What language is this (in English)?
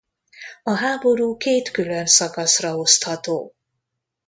Hungarian